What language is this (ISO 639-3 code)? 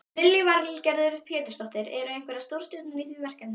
isl